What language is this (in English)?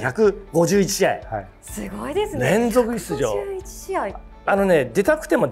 Japanese